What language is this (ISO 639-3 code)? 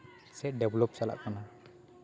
sat